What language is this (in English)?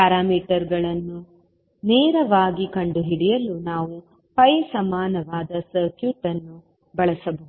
Kannada